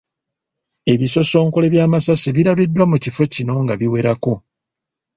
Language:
Ganda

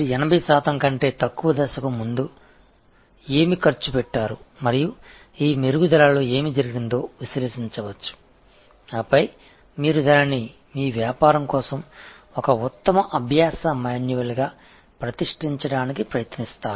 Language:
Tamil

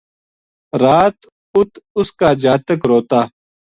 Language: Gujari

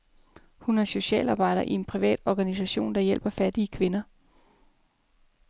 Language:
Danish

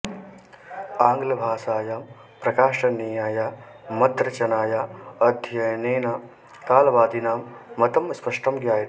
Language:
Sanskrit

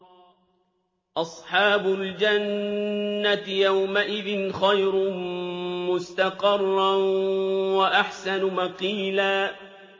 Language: Arabic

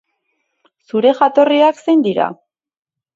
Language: Basque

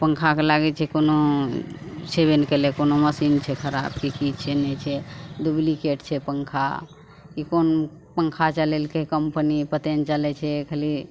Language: Maithili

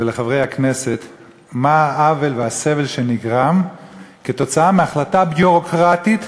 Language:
Hebrew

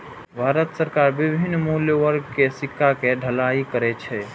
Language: Maithili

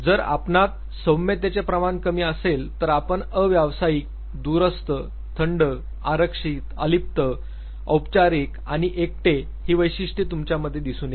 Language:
Marathi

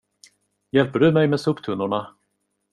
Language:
Swedish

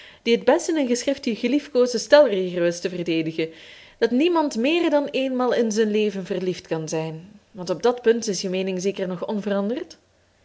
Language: Dutch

